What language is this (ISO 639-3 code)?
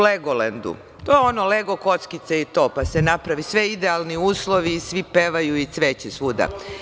srp